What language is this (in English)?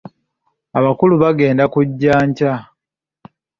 Ganda